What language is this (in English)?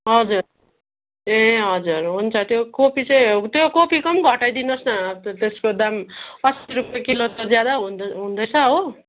Nepali